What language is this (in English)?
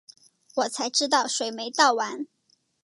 Chinese